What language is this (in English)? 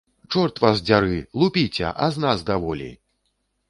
Belarusian